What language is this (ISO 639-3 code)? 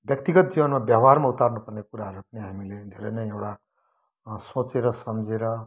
nep